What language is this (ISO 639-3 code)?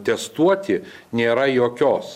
lit